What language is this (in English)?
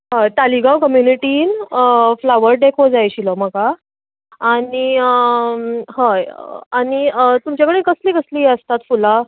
Konkani